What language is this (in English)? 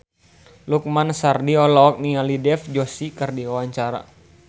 Sundanese